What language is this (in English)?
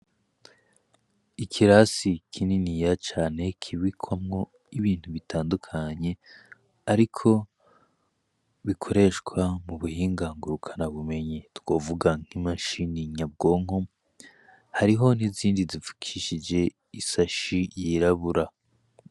Rundi